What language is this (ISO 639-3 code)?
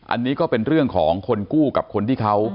tha